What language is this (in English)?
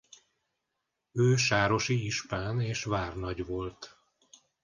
Hungarian